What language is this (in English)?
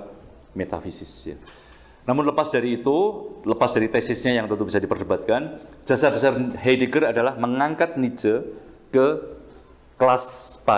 Indonesian